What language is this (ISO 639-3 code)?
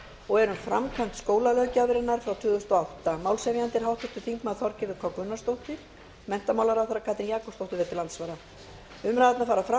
isl